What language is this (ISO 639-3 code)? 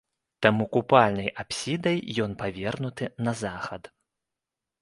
bel